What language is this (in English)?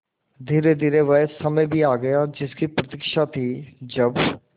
Hindi